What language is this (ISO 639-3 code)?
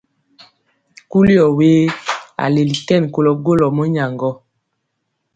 mcx